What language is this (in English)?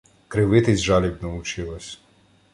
Ukrainian